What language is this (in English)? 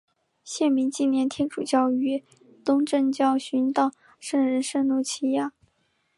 Chinese